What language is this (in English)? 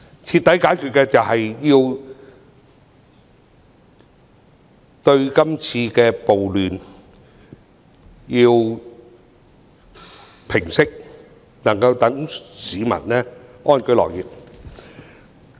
Cantonese